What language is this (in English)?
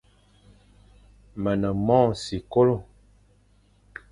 Fang